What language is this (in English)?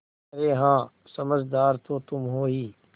Hindi